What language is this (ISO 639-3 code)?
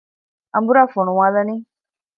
div